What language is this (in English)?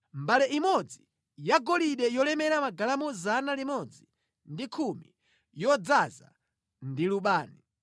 Nyanja